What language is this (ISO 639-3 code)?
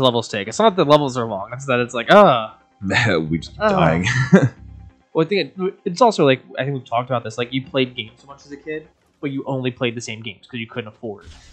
eng